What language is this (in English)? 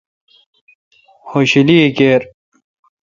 Kalkoti